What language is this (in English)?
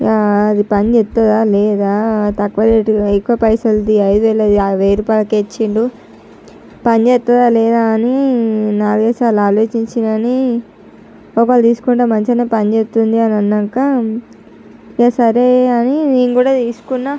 Telugu